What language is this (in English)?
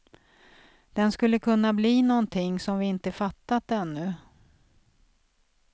Swedish